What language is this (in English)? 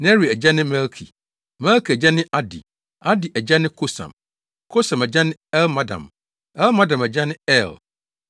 Akan